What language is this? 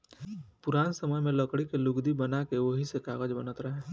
Bhojpuri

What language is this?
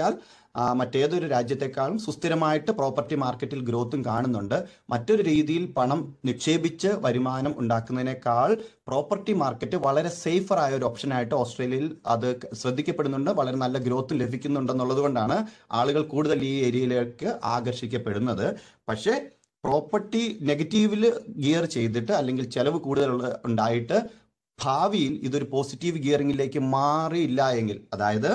Malayalam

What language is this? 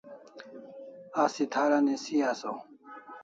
Kalasha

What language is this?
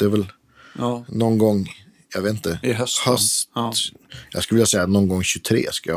Swedish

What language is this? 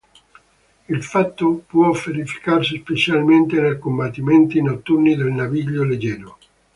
Italian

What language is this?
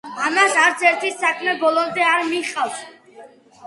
Georgian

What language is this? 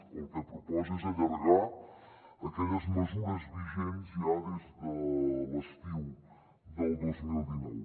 Catalan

